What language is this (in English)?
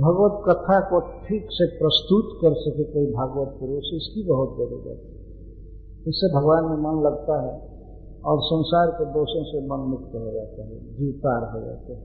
Hindi